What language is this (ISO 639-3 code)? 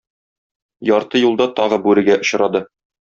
tat